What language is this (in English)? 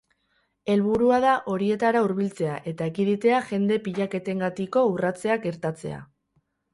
Basque